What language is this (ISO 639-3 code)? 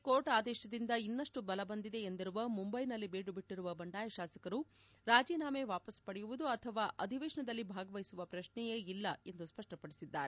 kan